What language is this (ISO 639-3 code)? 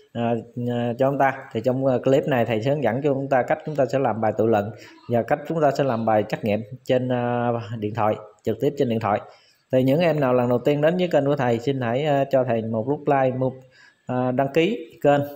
vie